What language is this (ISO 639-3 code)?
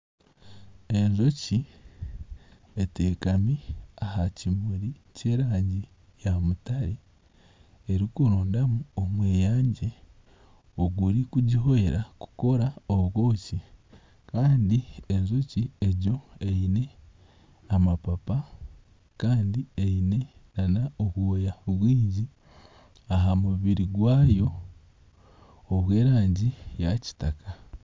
nyn